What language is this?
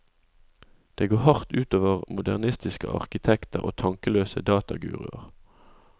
Norwegian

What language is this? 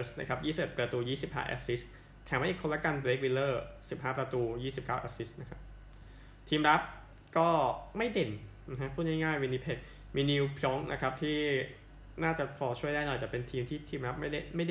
Thai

